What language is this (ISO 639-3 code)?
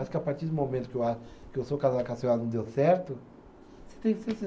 por